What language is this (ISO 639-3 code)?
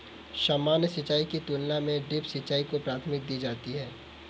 hin